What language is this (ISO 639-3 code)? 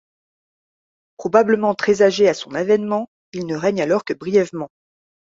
fra